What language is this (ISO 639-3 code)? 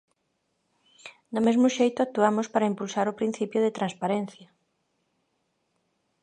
glg